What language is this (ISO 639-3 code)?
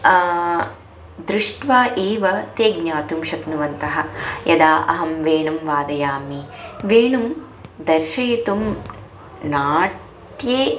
san